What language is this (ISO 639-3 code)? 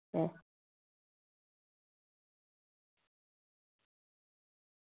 doi